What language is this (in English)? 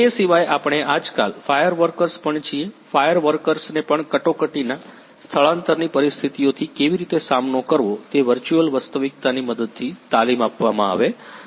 Gujarati